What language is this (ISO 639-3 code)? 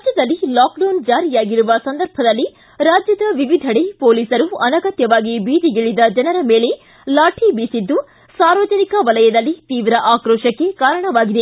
kan